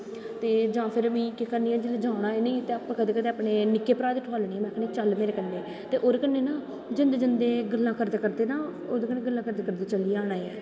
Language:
Dogri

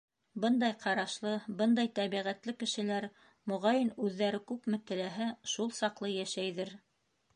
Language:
Bashkir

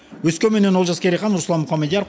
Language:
Kazakh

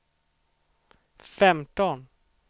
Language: Swedish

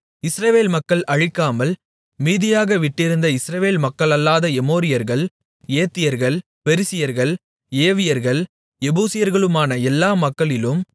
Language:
Tamil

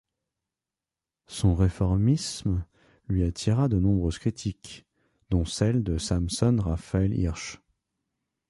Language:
French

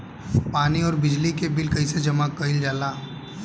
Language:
Bhojpuri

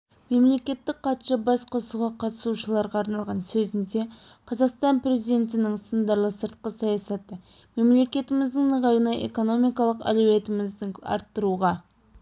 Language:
Kazakh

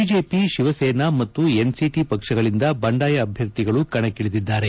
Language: Kannada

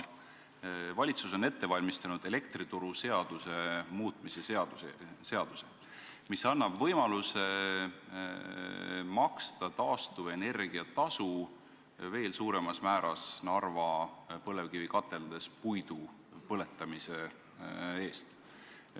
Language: Estonian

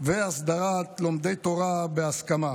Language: Hebrew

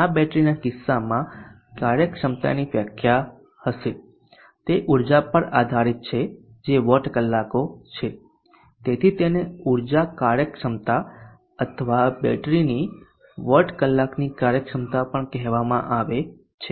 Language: Gujarati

